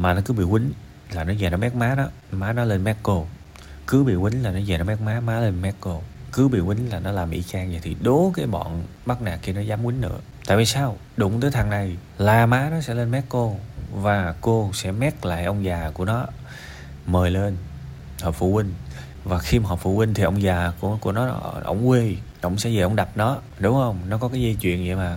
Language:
Vietnamese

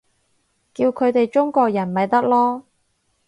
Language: Cantonese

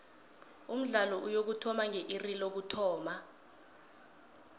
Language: South Ndebele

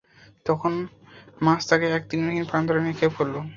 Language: Bangla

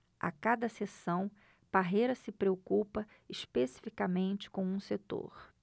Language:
Portuguese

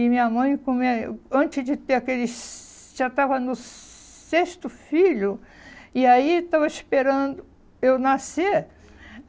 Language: Portuguese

